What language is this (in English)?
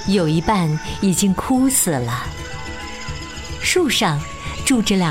Chinese